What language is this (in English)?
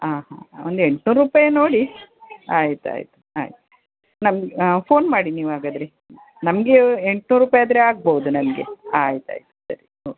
Kannada